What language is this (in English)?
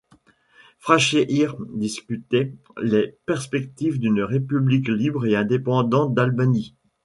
French